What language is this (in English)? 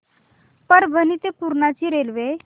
Marathi